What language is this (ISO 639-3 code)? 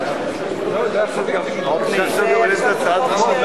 heb